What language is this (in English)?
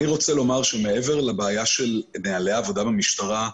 Hebrew